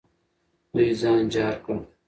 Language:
Pashto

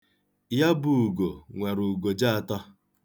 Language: Igbo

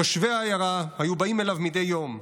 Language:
Hebrew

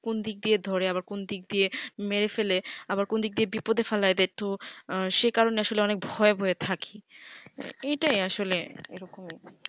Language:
Bangla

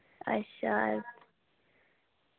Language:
Dogri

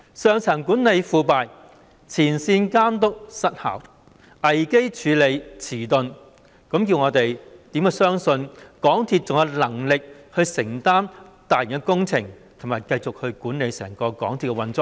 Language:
Cantonese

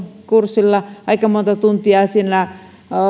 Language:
Finnish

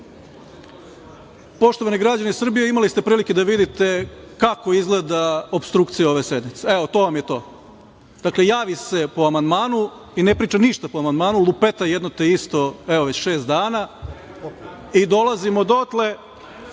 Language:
Serbian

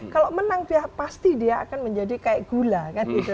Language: Indonesian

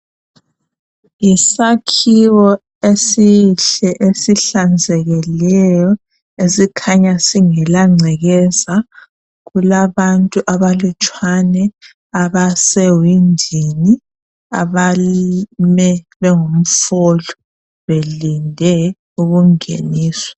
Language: North Ndebele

